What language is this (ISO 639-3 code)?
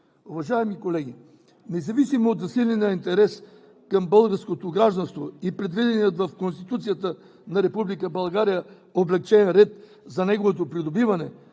bul